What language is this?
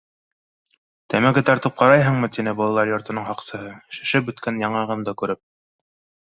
Bashkir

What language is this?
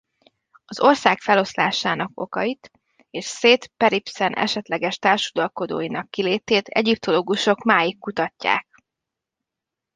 Hungarian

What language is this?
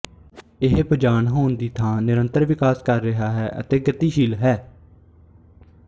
Punjabi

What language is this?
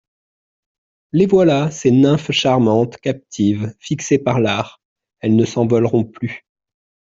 French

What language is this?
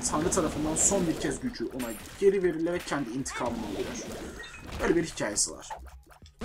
Turkish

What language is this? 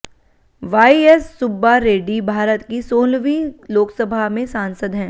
Hindi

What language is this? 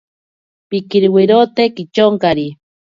Ashéninka Perené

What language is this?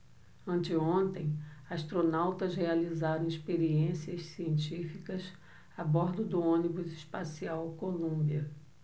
Portuguese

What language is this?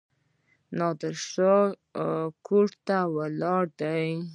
Pashto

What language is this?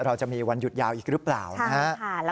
Thai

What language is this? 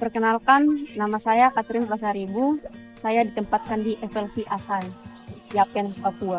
Indonesian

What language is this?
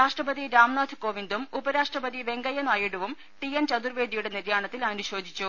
Malayalam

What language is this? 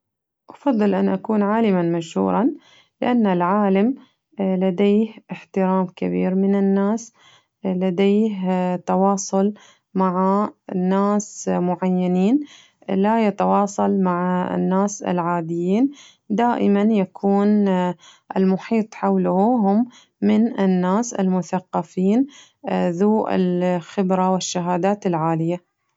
Najdi Arabic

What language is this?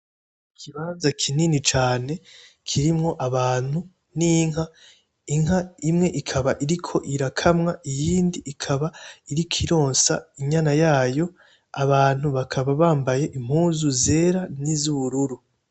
Rundi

